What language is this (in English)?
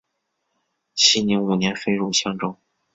Chinese